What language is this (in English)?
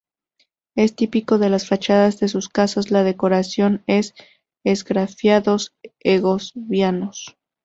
Spanish